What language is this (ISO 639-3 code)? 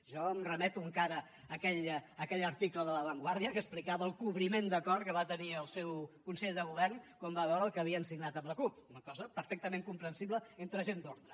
cat